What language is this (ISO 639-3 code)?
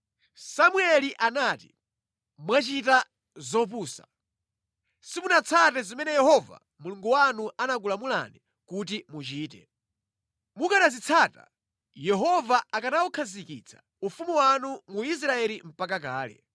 nya